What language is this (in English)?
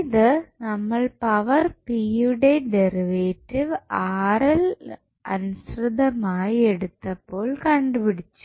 Malayalam